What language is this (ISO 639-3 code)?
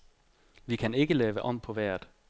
dan